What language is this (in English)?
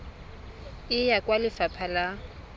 Tswana